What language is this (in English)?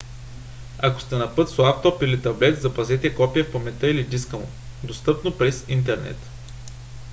Bulgarian